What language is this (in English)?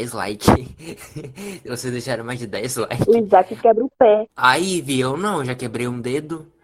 Portuguese